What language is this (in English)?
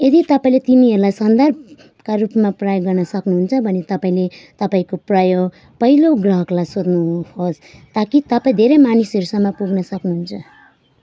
Nepali